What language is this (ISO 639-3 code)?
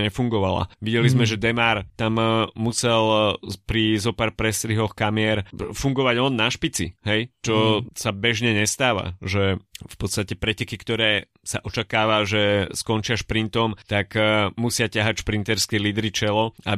slk